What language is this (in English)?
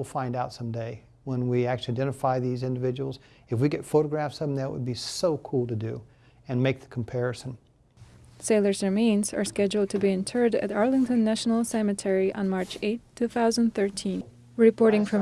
English